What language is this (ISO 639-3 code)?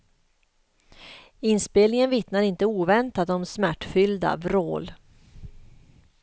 swe